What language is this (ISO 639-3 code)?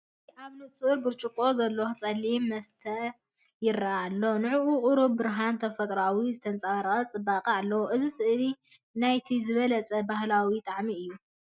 tir